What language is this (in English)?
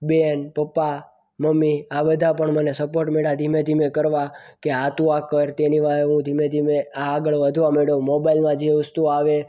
Gujarati